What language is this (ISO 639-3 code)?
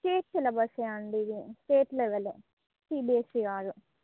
tel